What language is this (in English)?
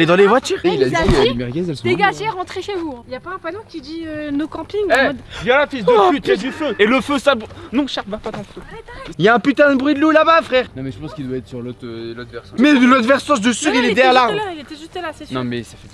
French